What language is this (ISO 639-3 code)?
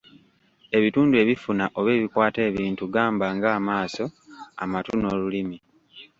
lug